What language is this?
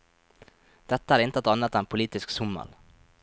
Norwegian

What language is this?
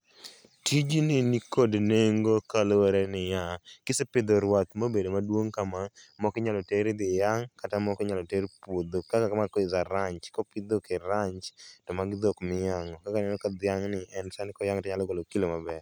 Luo (Kenya and Tanzania)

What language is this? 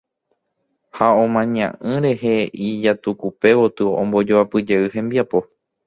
Guarani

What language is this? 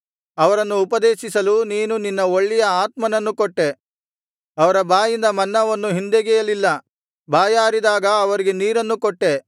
Kannada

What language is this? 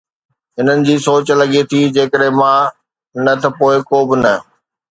Sindhi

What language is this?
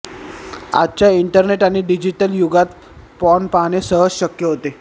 Marathi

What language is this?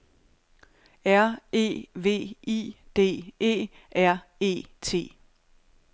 Danish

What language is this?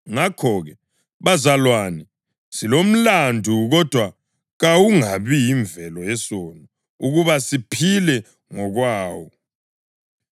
North Ndebele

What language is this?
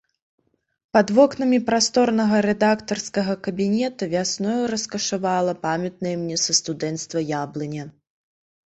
Belarusian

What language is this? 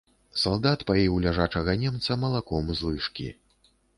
Belarusian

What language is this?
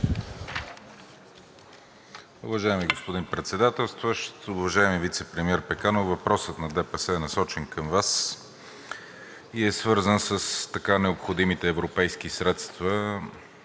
Bulgarian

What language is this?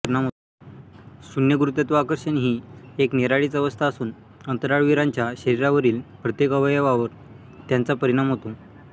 Marathi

